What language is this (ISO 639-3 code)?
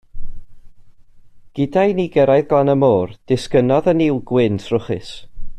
cym